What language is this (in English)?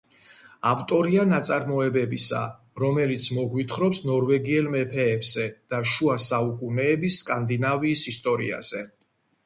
Georgian